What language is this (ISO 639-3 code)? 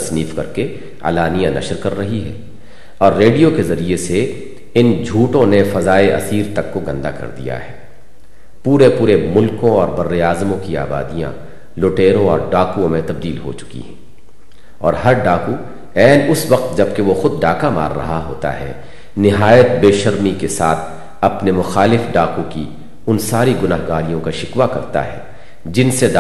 urd